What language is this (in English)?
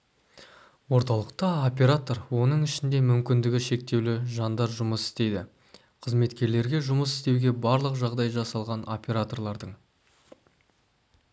Kazakh